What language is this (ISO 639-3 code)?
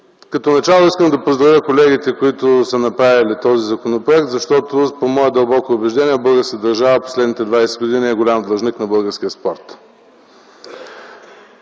bul